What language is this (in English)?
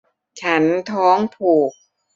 Thai